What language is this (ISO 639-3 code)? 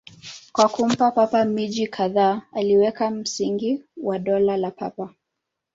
swa